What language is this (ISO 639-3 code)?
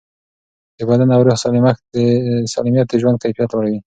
pus